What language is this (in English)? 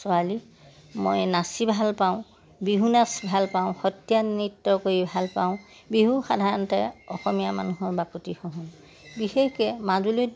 Assamese